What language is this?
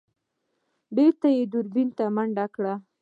Pashto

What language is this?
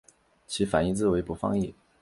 Chinese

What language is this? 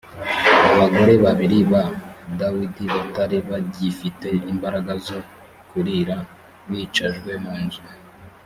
Kinyarwanda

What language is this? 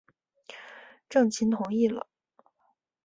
Chinese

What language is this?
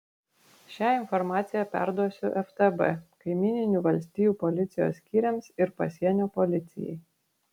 Lithuanian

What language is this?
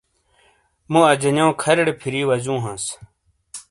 Shina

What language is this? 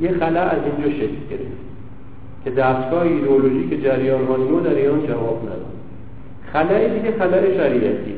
Persian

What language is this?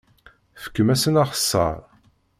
Kabyle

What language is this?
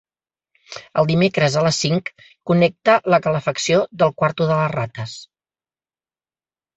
Catalan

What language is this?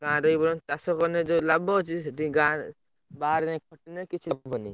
Odia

